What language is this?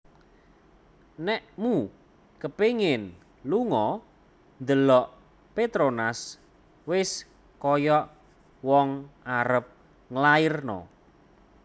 Javanese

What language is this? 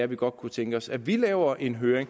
Danish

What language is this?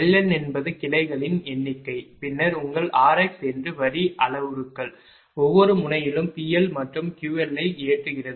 Tamil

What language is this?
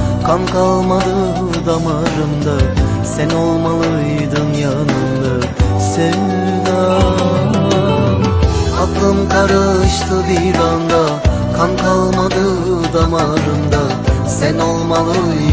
Turkish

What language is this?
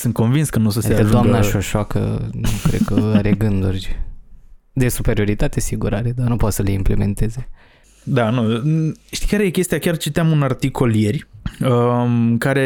Romanian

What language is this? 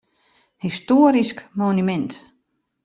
Western Frisian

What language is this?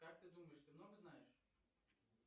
Russian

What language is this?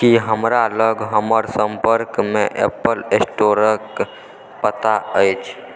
Maithili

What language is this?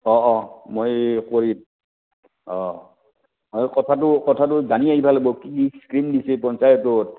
Assamese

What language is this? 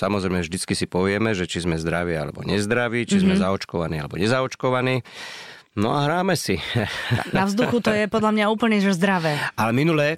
Slovak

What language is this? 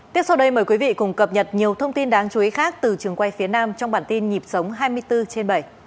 Vietnamese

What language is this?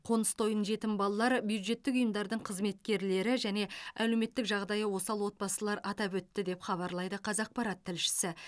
Kazakh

